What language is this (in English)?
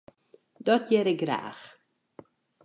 Western Frisian